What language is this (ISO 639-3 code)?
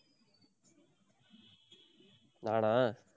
tam